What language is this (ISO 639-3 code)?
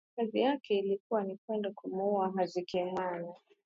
swa